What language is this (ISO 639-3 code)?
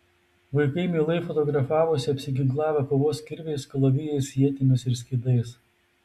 lit